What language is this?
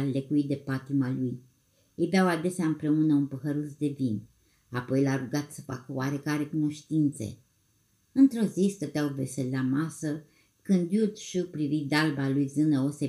Romanian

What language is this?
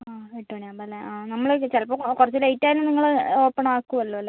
Malayalam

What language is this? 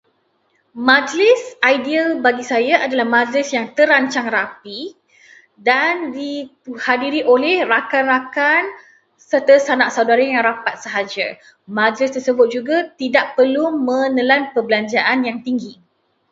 Malay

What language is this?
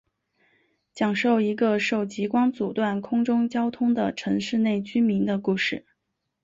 Chinese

